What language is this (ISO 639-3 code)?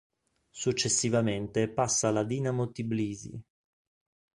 ita